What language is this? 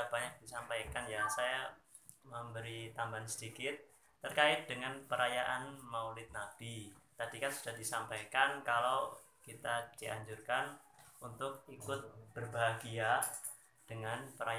Indonesian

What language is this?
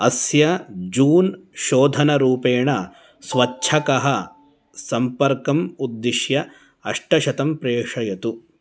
Sanskrit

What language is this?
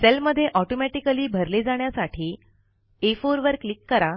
Marathi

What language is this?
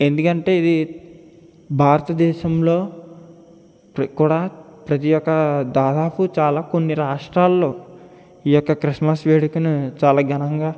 Telugu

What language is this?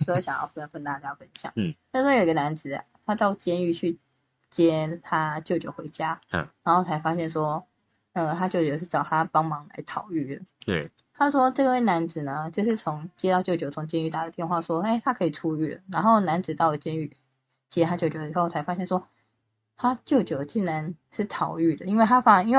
Chinese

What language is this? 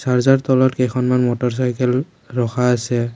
Assamese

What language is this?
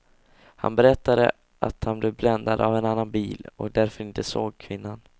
Swedish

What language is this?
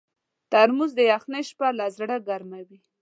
Pashto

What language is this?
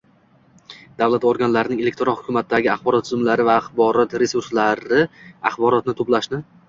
Uzbek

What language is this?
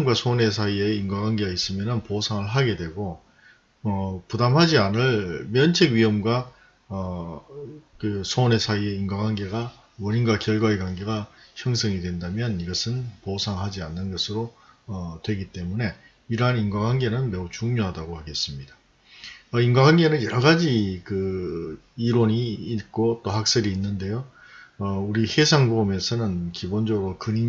Korean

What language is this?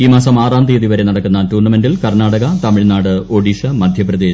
Malayalam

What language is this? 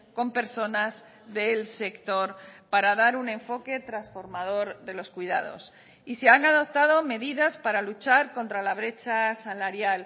Spanish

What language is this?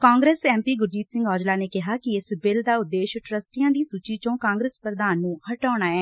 Punjabi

